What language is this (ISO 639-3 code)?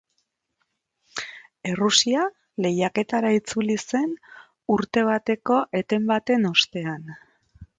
eus